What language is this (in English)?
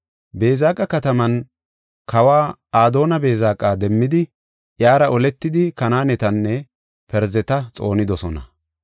Gofa